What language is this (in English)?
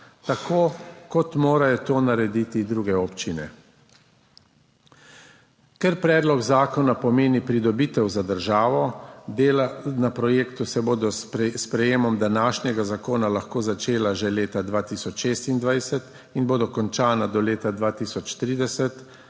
Slovenian